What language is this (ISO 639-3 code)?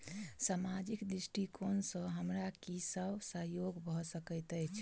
mai